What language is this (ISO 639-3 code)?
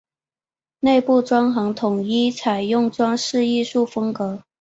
zho